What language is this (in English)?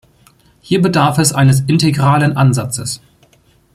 German